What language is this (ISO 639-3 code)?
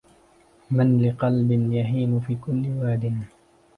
ara